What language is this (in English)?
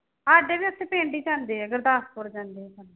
Punjabi